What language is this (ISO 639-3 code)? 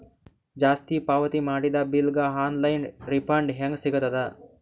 kan